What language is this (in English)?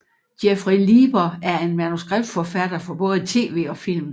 Danish